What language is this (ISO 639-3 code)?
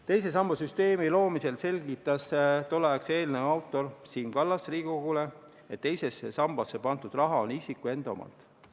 est